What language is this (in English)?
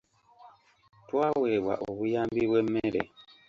Ganda